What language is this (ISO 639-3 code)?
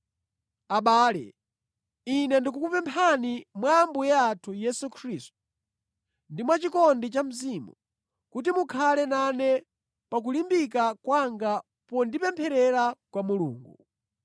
nya